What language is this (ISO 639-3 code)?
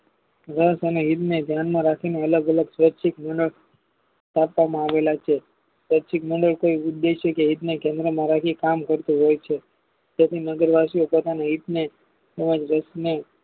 guj